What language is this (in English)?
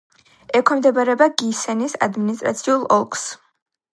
Georgian